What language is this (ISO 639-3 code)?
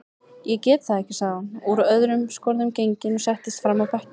isl